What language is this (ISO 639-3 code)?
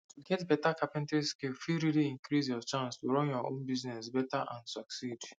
pcm